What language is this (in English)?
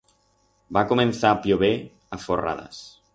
Aragonese